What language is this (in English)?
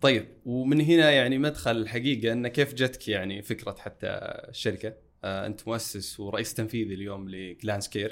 Arabic